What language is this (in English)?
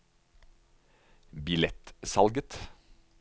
Norwegian